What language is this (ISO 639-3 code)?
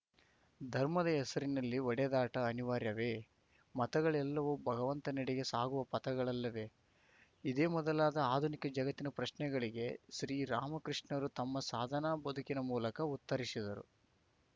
kan